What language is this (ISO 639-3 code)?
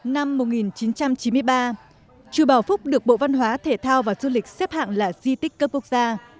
vie